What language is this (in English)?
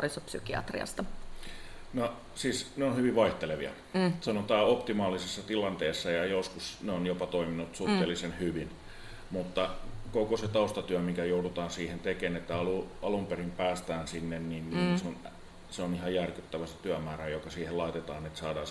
Finnish